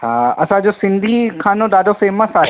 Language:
Sindhi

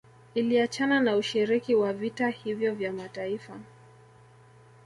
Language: Swahili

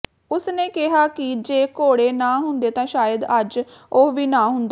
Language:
Punjabi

